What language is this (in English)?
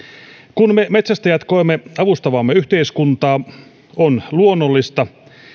Finnish